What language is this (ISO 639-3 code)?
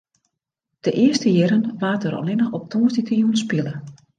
fry